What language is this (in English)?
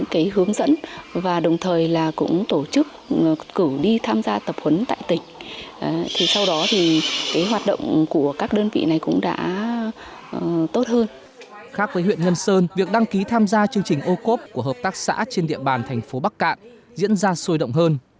Vietnamese